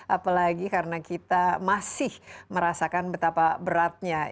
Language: Indonesian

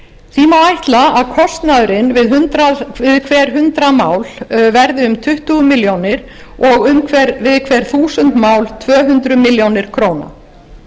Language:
Icelandic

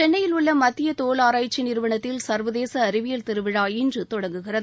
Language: Tamil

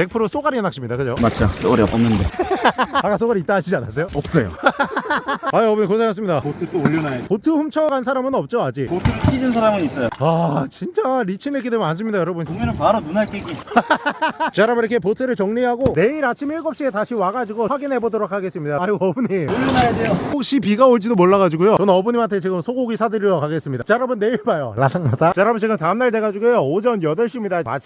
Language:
Korean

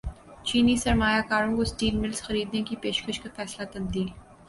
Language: Urdu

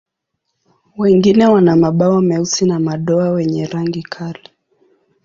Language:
Swahili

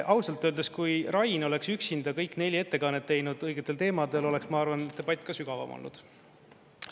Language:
Estonian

